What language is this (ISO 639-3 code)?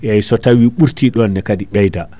ful